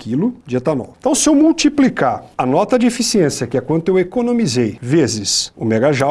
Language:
Portuguese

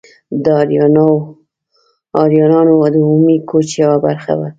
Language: Pashto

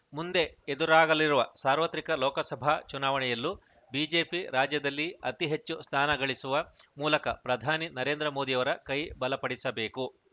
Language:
Kannada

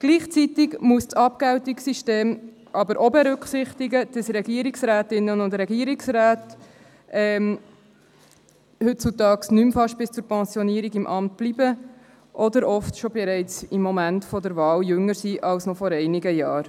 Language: Swiss German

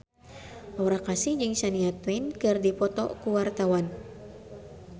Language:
Sundanese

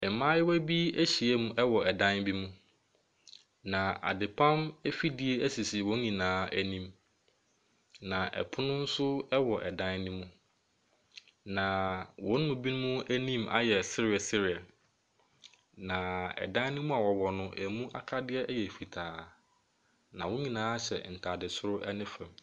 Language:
Akan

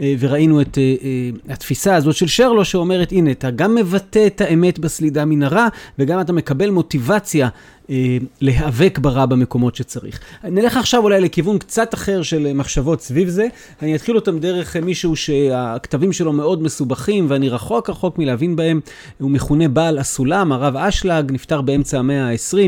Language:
Hebrew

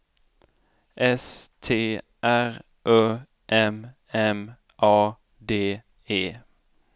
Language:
Swedish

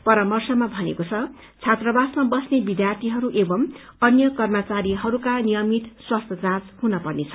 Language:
Nepali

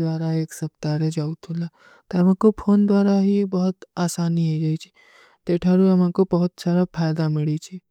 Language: Kui (India)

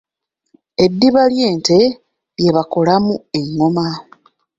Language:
Ganda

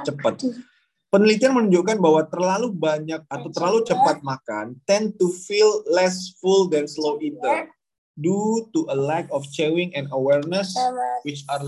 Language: Indonesian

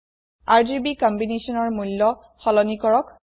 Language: Assamese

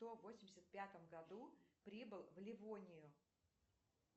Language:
Russian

